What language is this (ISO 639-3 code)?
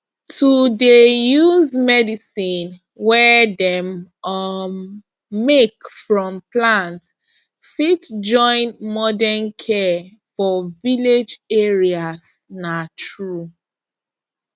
pcm